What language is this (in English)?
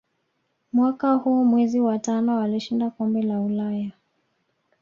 Swahili